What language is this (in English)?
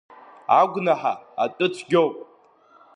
Abkhazian